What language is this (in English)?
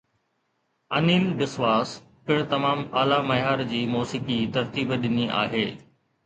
Sindhi